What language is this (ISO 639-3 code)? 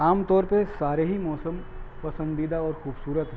urd